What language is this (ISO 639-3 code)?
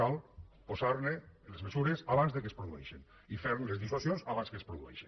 cat